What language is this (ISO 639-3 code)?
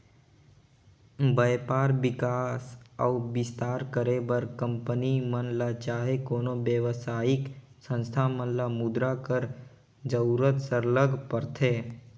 hne